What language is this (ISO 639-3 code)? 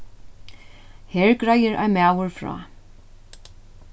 fao